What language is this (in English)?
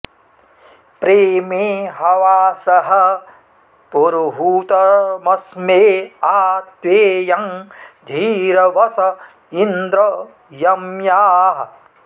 Sanskrit